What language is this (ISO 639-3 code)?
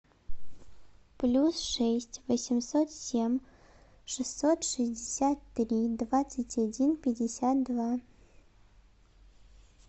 rus